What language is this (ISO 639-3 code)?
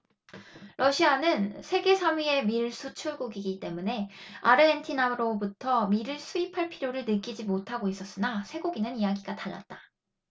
kor